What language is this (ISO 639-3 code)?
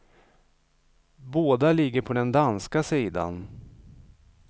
swe